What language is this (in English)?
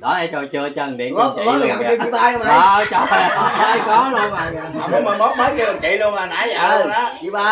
Vietnamese